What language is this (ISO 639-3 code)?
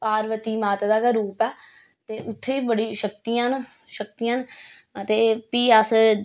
doi